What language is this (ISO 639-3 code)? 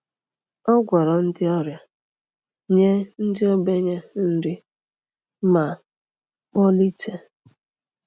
ibo